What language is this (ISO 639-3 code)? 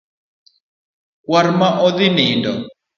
luo